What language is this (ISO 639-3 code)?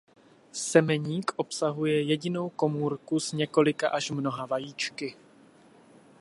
ces